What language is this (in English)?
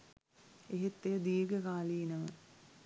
Sinhala